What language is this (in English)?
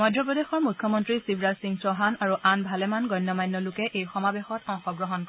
Assamese